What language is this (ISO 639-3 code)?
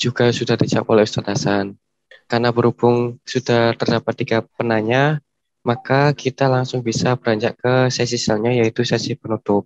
ind